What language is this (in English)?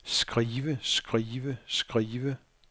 Danish